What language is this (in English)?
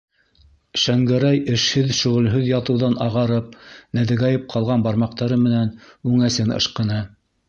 Bashkir